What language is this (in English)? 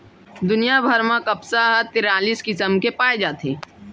Chhattisgarhi